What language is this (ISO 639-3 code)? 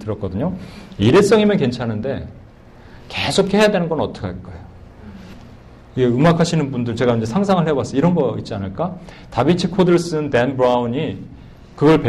kor